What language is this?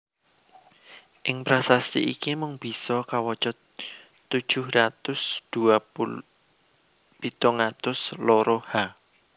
Javanese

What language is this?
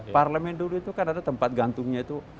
Indonesian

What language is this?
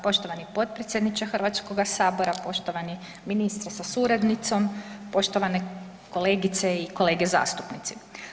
Croatian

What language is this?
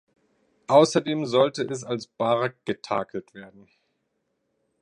German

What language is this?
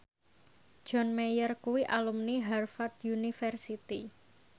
Javanese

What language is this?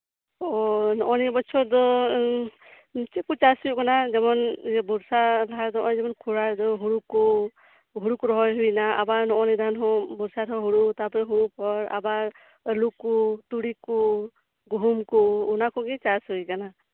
Santali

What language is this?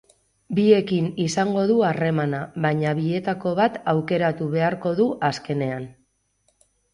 Basque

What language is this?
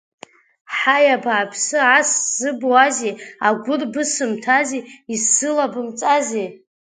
Abkhazian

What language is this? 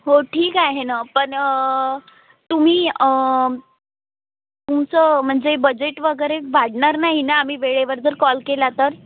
Marathi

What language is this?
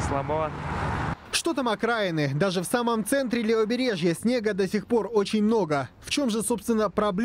Russian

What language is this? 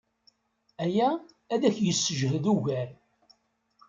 Kabyle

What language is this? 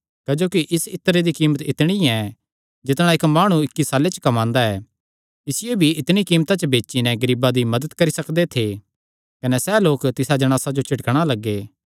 Kangri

